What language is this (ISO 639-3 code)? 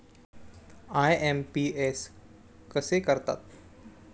mar